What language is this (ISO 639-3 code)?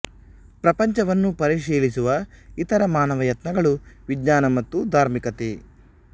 kan